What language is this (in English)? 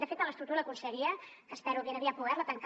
Catalan